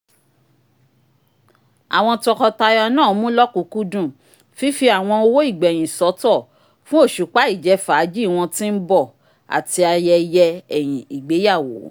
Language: Yoruba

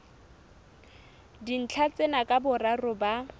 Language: Southern Sotho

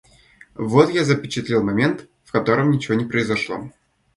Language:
Russian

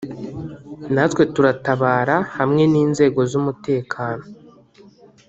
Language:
Kinyarwanda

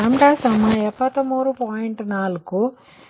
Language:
Kannada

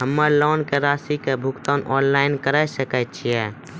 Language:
Maithili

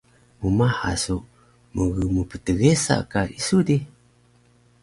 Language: Taroko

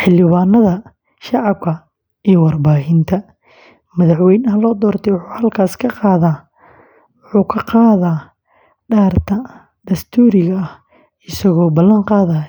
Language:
Somali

